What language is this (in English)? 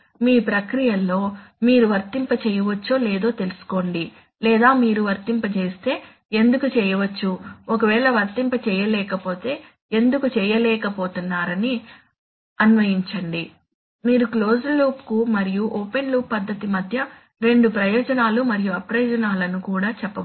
Telugu